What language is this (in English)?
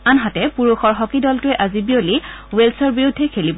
Assamese